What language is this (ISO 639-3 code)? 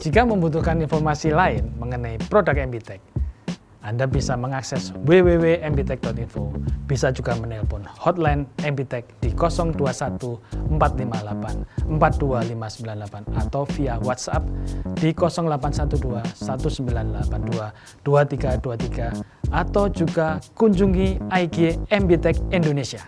ind